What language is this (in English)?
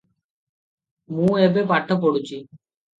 Odia